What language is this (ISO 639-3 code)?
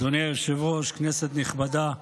heb